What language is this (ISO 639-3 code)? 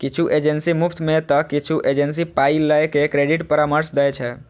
mai